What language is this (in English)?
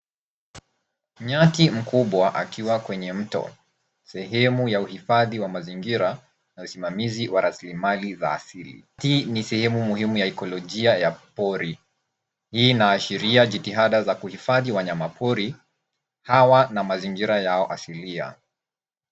Swahili